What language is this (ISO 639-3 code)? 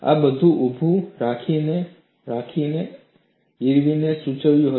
guj